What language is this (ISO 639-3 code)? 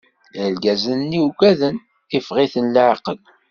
kab